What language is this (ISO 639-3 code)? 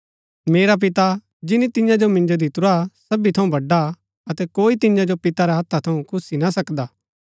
gbk